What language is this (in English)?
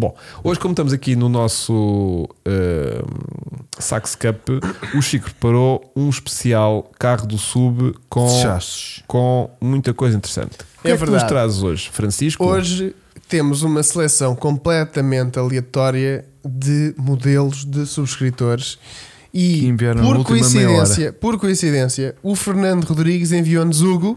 Portuguese